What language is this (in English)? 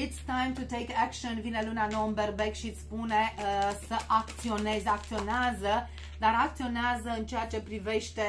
Romanian